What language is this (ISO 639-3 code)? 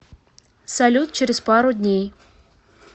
rus